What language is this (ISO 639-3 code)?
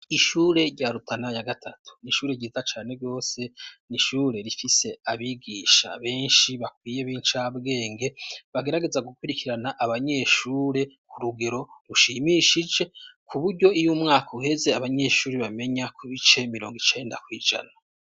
run